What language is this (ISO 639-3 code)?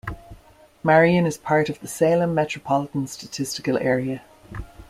eng